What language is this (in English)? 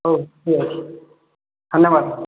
Odia